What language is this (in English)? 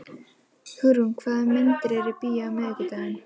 Icelandic